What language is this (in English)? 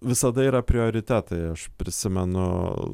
Lithuanian